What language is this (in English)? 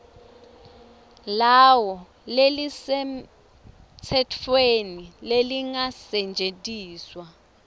Swati